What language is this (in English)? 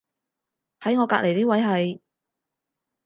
Cantonese